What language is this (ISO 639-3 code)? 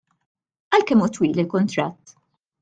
mlt